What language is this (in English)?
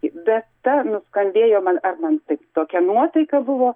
Lithuanian